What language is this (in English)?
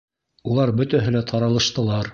Bashkir